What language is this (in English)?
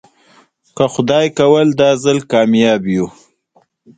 Pashto